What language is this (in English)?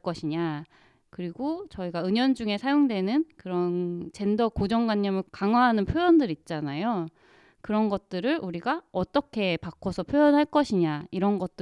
Korean